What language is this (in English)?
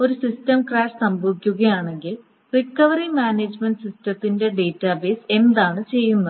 Malayalam